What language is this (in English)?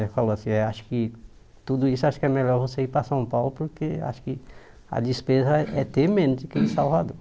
Portuguese